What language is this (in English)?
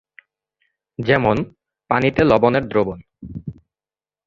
Bangla